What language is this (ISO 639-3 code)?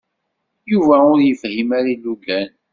kab